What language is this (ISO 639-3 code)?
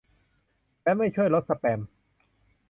tha